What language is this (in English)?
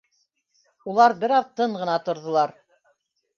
Bashkir